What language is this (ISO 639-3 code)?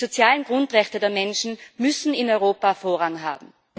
deu